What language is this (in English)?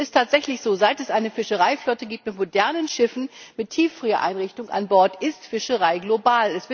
German